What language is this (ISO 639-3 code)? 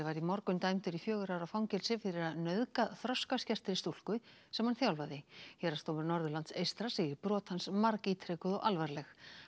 isl